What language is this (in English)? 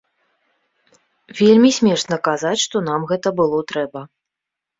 Belarusian